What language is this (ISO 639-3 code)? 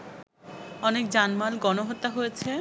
ben